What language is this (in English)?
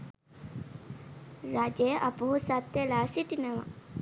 Sinhala